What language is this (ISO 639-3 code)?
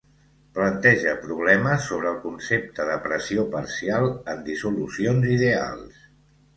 cat